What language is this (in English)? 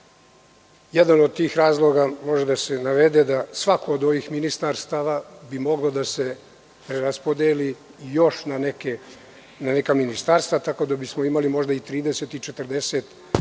Serbian